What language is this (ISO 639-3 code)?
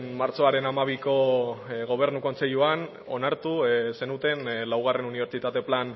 eus